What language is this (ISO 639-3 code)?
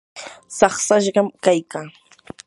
qur